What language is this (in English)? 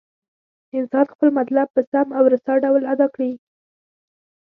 Pashto